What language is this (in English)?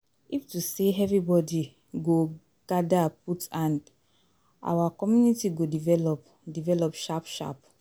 Nigerian Pidgin